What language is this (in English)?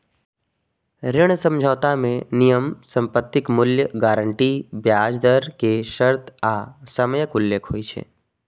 Maithili